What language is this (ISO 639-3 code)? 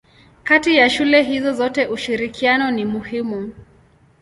swa